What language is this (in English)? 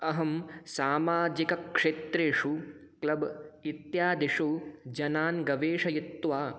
Sanskrit